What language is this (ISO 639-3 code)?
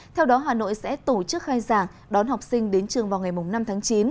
vie